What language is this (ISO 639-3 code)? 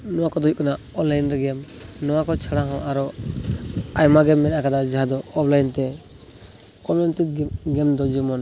sat